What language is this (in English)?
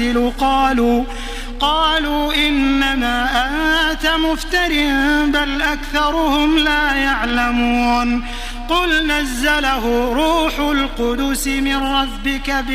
Arabic